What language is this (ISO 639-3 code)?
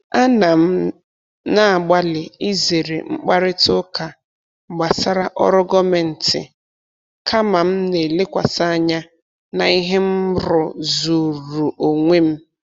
ibo